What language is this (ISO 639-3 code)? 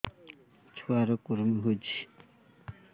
ori